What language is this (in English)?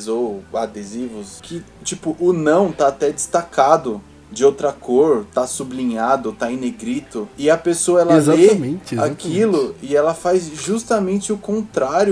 Portuguese